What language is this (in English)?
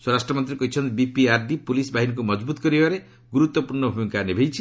Odia